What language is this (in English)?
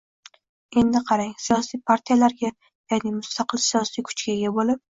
Uzbek